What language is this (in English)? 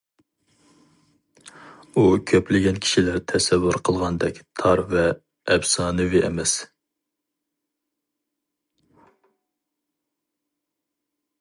Uyghur